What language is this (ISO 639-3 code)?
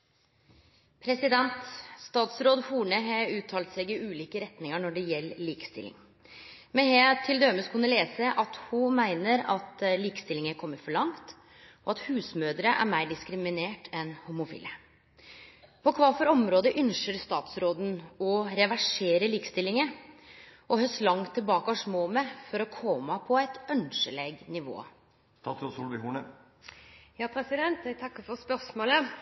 nor